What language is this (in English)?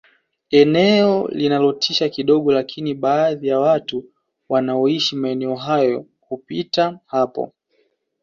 Swahili